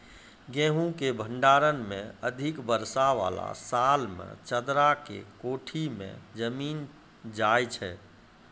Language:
Maithili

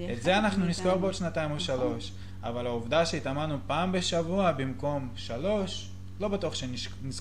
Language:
Hebrew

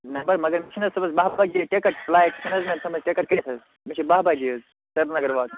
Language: Kashmiri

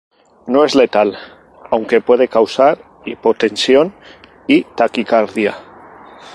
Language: Spanish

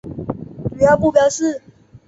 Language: Chinese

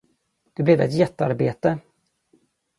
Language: Swedish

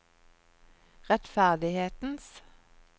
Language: Norwegian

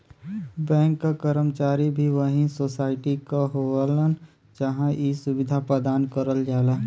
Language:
Bhojpuri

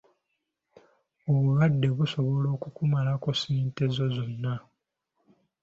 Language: Ganda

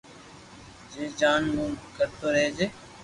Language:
Loarki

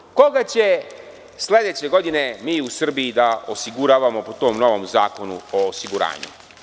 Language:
Serbian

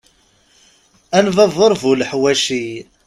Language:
Kabyle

